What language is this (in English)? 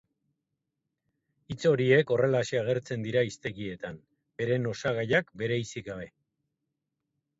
Basque